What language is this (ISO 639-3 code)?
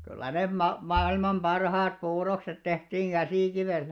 fin